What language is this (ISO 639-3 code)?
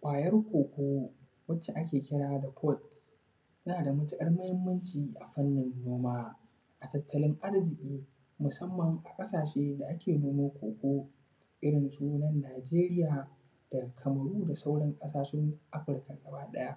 hau